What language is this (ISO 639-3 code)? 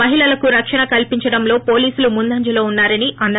tel